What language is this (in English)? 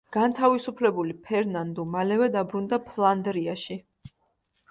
Georgian